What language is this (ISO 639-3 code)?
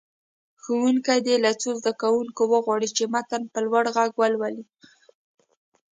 pus